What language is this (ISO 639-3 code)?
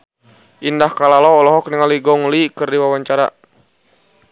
sun